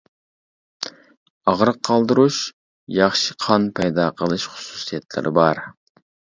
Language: Uyghur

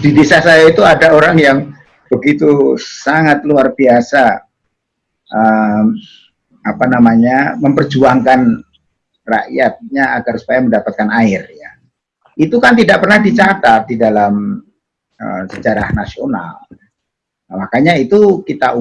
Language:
Indonesian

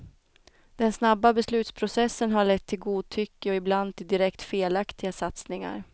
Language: Swedish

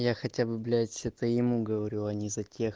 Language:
Russian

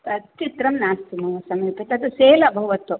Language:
Sanskrit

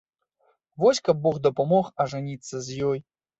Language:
Belarusian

